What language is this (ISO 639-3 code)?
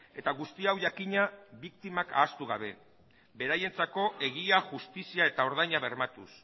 eus